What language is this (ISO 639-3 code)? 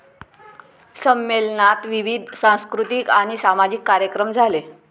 mar